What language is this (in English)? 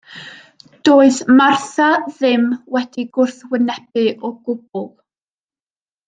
Welsh